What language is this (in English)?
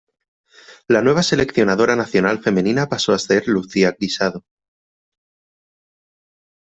Spanish